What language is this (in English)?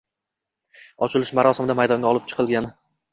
Uzbek